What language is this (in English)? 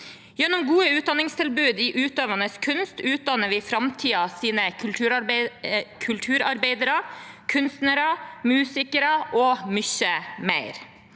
Norwegian